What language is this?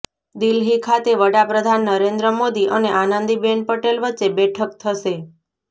Gujarati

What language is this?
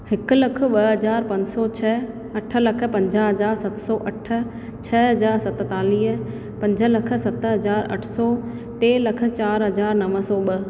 Sindhi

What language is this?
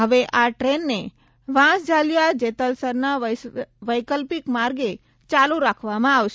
Gujarati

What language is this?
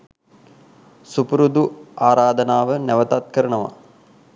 Sinhala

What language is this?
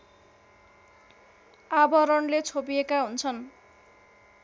Nepali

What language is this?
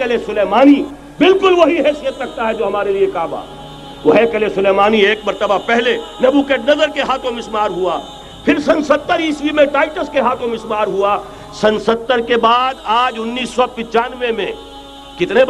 Urdu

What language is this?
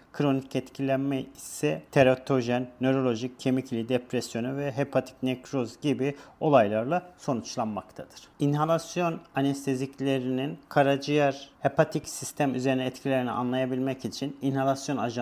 Turkish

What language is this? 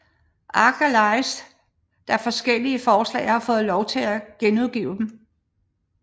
Danish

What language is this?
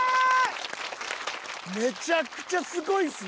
Japanese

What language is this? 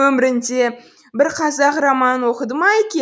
Kazakh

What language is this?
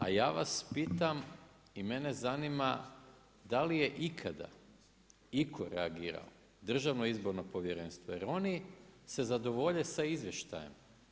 Croatian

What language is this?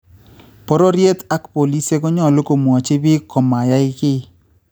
Kalenjin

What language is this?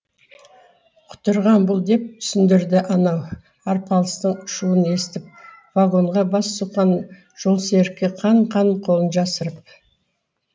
Kazakh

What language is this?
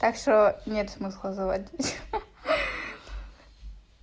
Russian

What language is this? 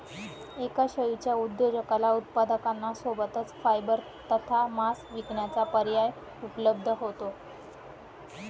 Marathi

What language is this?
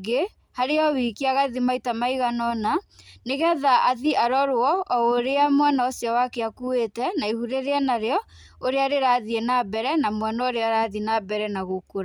Kikuyu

